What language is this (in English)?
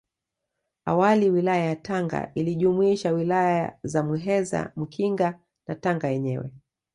Swahili